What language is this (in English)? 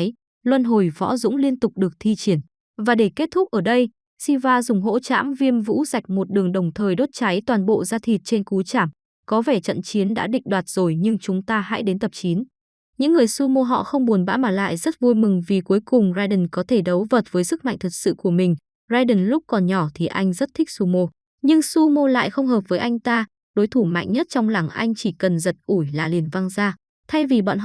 Vietnamese